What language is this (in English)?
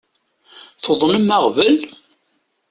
Kabyle